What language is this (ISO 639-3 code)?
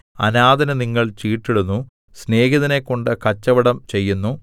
mal